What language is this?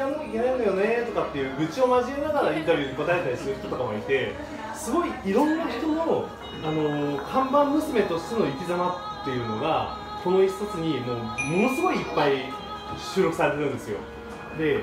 Japanese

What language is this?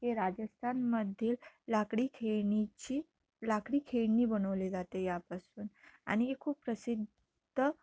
Marathi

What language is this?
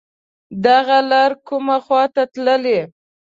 Pashto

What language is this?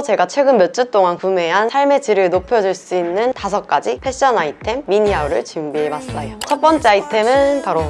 Korean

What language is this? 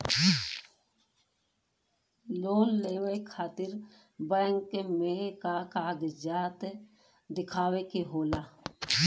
Bhojpuri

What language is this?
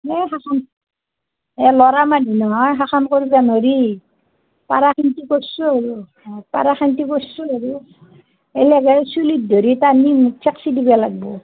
Assamese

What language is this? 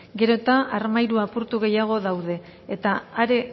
Basque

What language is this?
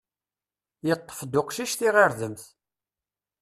Kabyle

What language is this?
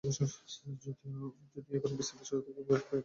Bangla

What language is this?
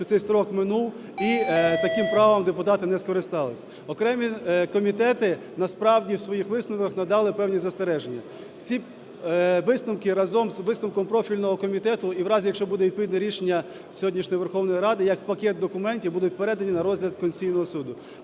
Ukrainian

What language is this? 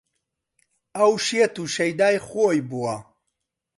Central Kurdish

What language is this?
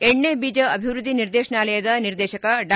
Kannada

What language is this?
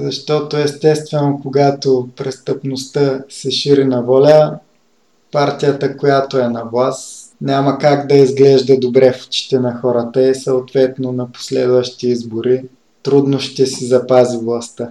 Bulgarian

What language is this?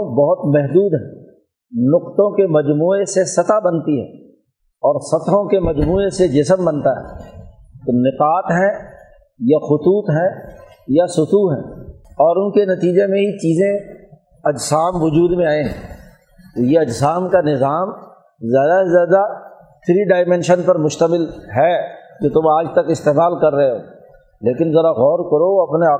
Urdu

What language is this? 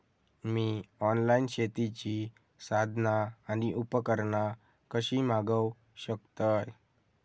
Marathi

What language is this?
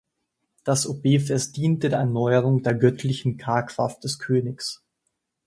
German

